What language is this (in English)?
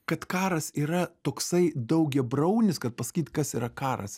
Lithuanian